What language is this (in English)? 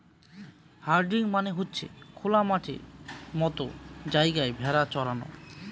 Bangla